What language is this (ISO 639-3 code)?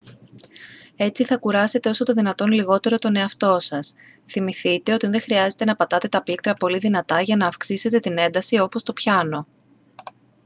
ell